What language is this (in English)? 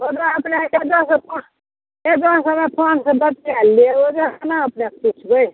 Maithili